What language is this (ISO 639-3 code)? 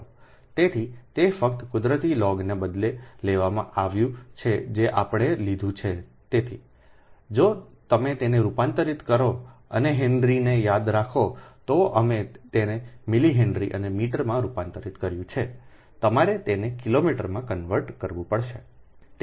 guj